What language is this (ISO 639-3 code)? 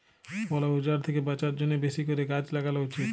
ben